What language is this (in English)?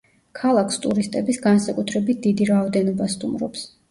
Georgian